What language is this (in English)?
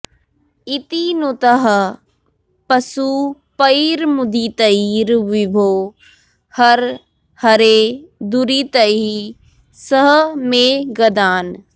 Sanskrit